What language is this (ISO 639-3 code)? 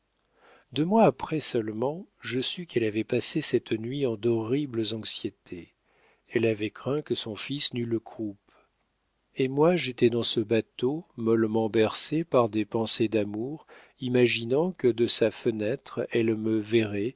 fra